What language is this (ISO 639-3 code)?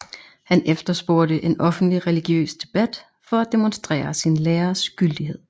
dan